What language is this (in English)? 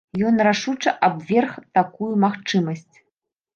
Belarusian